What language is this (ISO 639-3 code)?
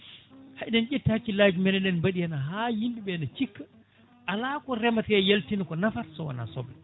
ful